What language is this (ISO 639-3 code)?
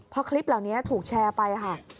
tha